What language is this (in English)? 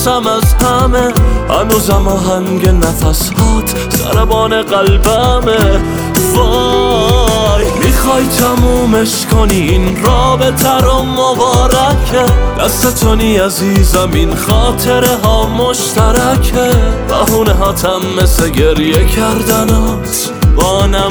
Persian